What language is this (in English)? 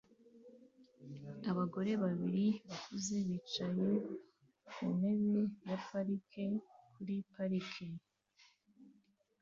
Kinyarwanda